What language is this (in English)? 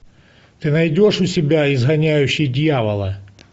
Russian